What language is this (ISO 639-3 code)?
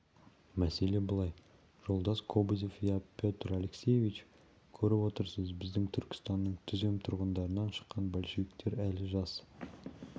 kaz